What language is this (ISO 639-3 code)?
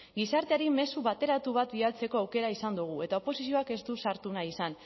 eus